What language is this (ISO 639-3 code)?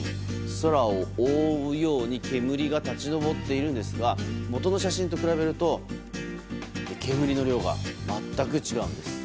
jpn